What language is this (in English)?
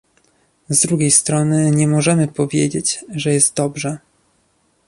Polish